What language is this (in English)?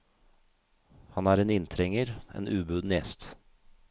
Norwegian